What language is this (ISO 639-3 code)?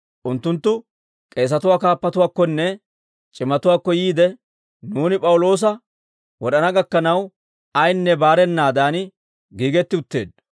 dwr